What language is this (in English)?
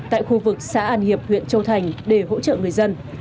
Vietnamese